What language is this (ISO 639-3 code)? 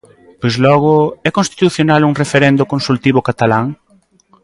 glg